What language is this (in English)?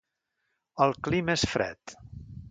Catalan